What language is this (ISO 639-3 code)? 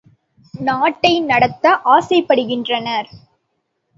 tam